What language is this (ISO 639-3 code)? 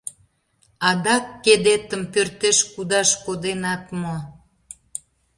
chm